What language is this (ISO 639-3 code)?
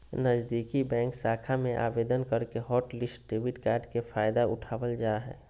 mag